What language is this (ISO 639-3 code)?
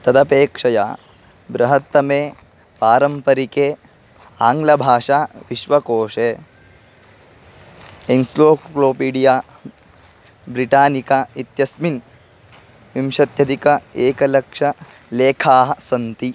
san